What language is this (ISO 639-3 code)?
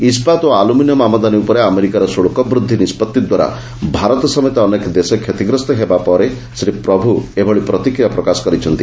ori